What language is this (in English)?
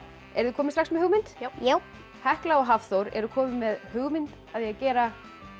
Icelandic